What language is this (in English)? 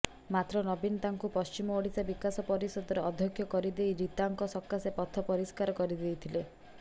Odia